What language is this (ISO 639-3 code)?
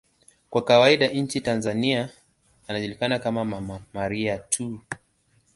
swa